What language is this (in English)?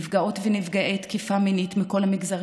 Hebrew